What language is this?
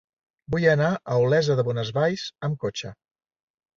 Catalan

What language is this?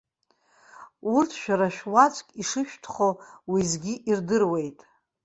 Abkhazian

